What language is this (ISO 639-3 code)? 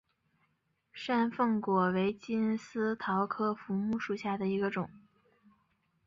zho